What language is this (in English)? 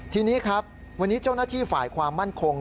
Thai